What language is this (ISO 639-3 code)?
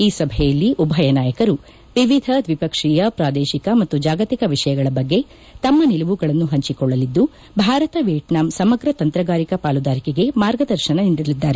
kan